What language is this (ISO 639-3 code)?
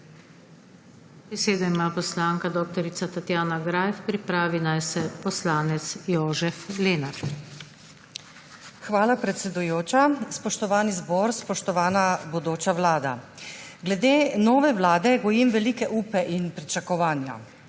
slv